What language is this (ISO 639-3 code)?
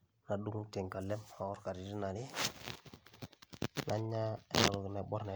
mas